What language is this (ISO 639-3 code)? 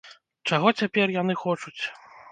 bel